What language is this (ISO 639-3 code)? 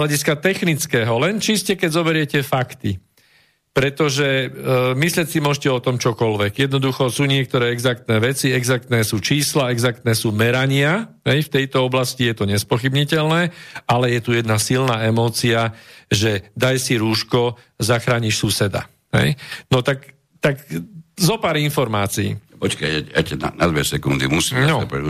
slk